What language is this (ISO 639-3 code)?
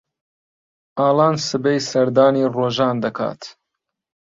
ckb